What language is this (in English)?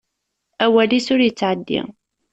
Kabyle